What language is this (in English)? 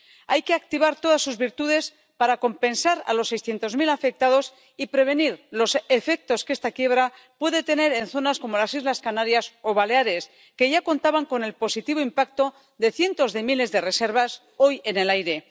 Spanish